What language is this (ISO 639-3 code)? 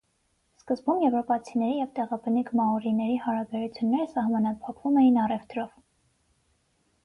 hye